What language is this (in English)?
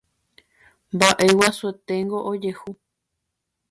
Guarani